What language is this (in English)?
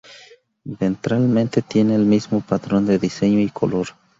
Spanish